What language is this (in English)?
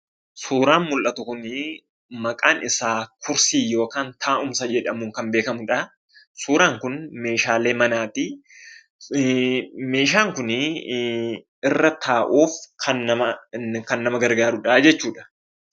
Oromo